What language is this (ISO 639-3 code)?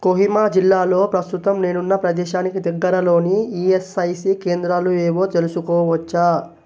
tel